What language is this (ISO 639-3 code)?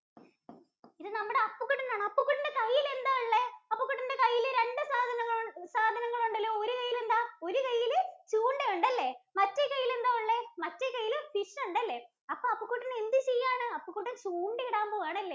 mal